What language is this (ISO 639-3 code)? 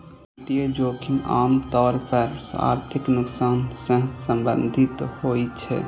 mai